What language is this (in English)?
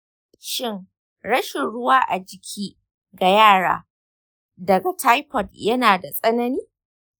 Hausa